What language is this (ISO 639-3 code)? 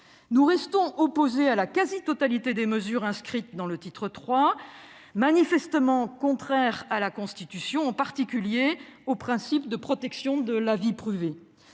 fra